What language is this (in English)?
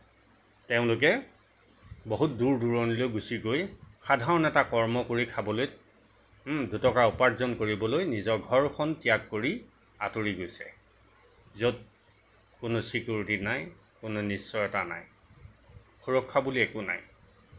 Assamese